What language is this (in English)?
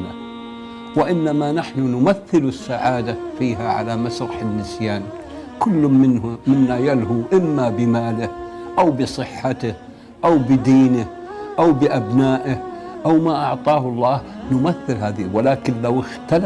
Arabic